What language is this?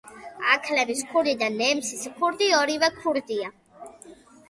Georgian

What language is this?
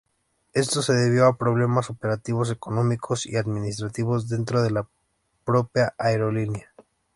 Spanish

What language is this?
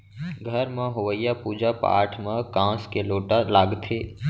Chhattisgarhi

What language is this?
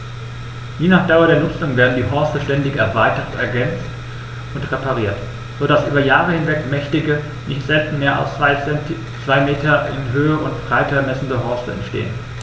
German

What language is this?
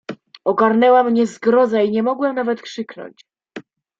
Polish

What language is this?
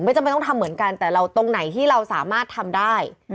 Thai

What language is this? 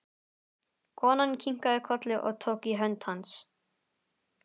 Icelandic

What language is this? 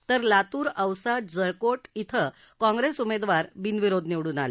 Marathi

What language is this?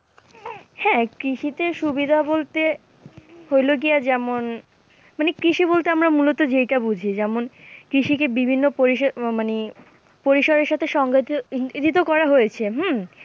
Bangla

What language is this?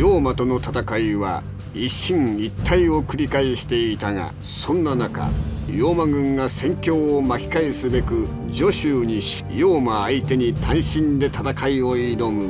Japanese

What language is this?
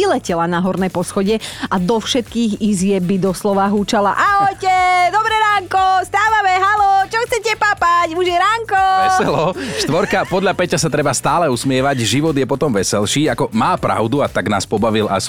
Slovak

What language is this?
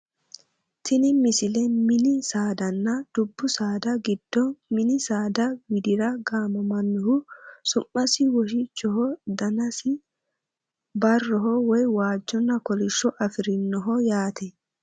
Sidamo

